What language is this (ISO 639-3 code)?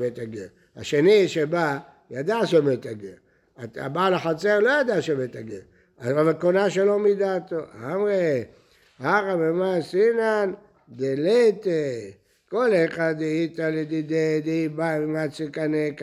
heb